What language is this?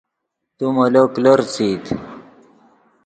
Yidgha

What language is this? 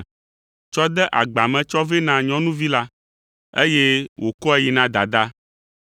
Ewe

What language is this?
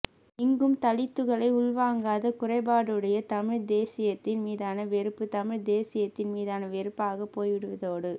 Tamil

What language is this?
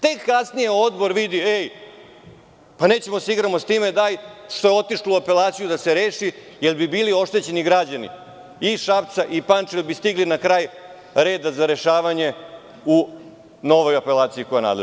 Serbian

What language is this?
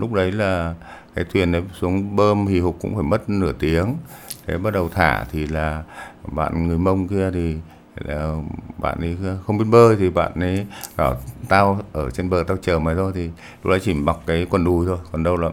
Vietnamese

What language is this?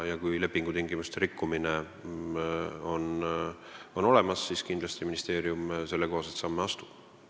Estonian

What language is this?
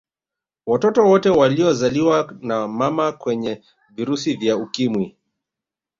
Swahili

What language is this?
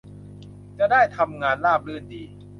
Thai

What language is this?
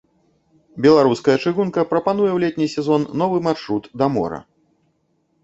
Belarusian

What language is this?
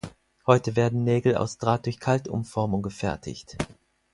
German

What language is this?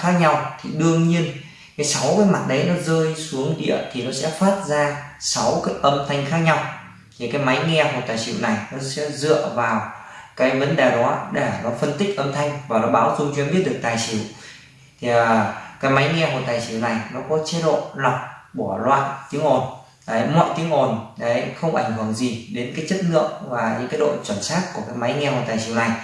Vietnamese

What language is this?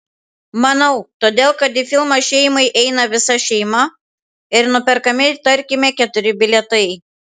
Lithuanian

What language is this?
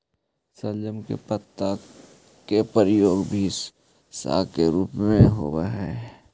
Magahi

